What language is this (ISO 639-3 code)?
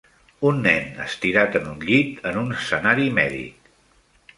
cat